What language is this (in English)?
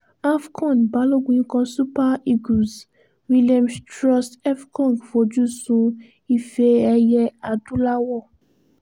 Yoruba